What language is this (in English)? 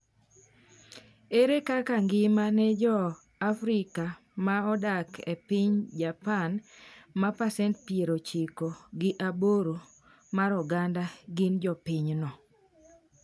Luo (Kenya and Tanzania)